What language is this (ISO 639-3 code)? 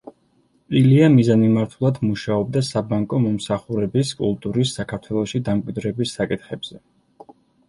kat